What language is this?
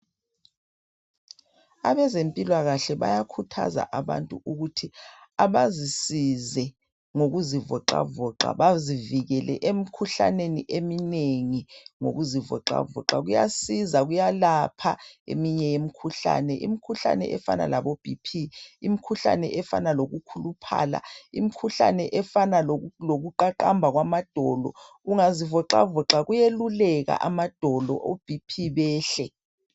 North Ndebele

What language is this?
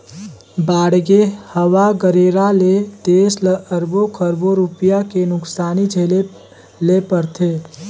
Chhattisgarhi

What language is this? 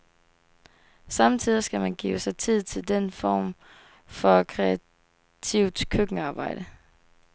Danish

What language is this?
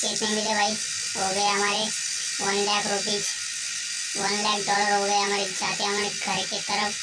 Hindi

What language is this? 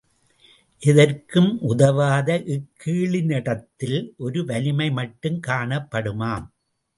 Tamil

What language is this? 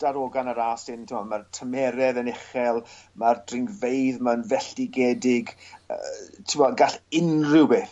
Welsh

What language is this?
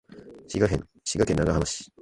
Japanese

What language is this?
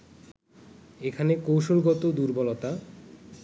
Bangla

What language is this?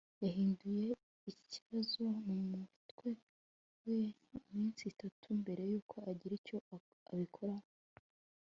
Kinyarwanda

